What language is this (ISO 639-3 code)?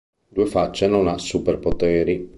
ita